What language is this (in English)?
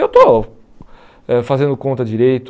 Portuguese